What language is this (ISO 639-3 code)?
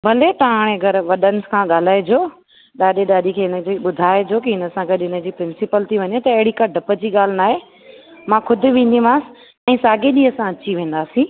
snd